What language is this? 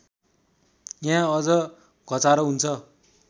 Nepali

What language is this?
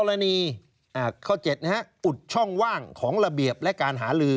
Thai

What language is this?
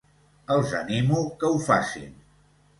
Catalan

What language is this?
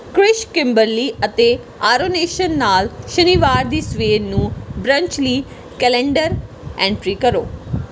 Punjabi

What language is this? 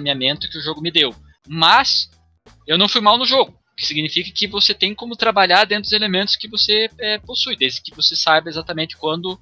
Portuguese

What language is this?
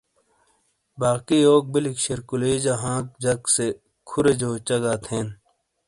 Shina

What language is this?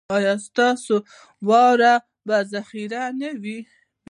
Pashto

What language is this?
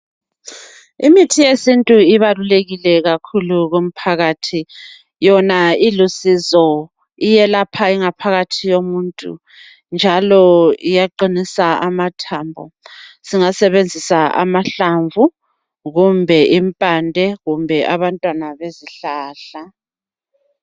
North Ndebele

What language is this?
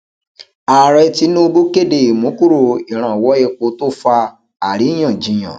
Yoruba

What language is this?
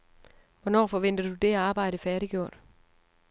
Danish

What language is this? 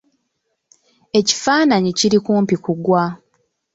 Ganda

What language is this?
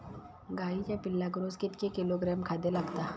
Marathi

